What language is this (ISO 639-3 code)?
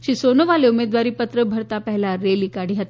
guj